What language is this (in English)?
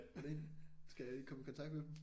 Danish